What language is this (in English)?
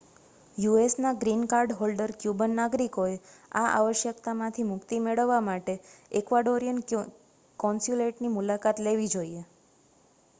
Gujarati